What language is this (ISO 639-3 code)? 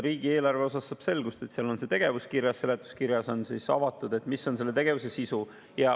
est